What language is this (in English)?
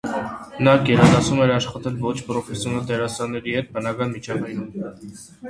Armenian